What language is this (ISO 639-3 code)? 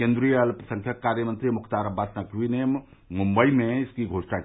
hin